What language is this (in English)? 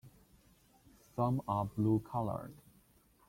English